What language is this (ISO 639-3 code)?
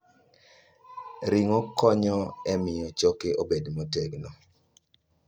luo